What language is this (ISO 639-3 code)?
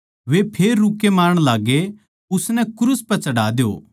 bgc